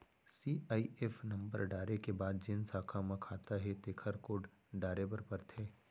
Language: Chhattisgarhi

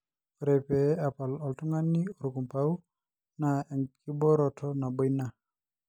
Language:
Masai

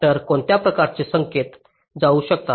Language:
Marathi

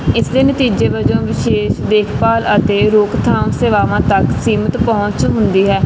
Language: Punjabi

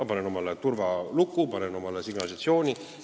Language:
Estonian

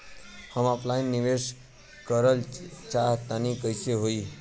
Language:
Bhojpuri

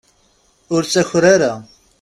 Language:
Kabyle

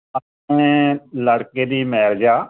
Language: Punjabi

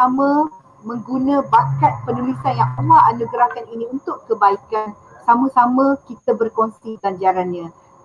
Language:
Malay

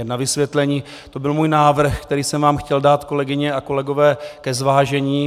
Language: Czech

